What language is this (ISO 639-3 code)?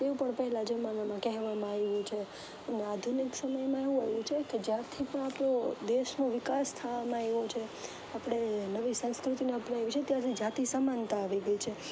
guj